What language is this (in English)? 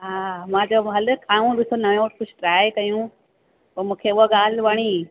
Sindhi